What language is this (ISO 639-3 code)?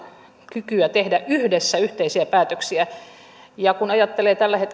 fin